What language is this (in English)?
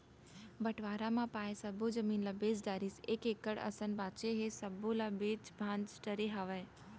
Chhattisgarhi